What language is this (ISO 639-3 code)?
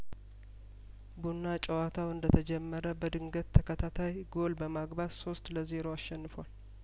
amh